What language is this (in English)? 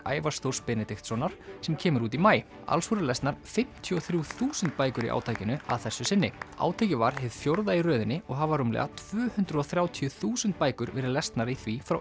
Icelandic